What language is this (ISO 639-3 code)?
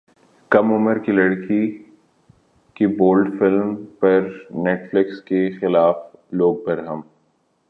urd